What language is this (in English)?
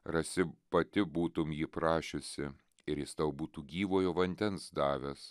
Lithuanian